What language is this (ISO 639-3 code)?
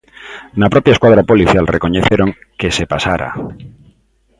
glg